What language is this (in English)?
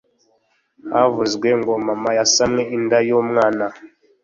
Kinyarwanda